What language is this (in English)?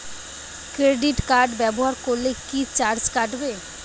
Bangla